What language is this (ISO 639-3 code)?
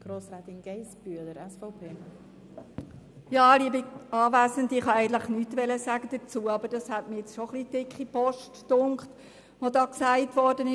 gsw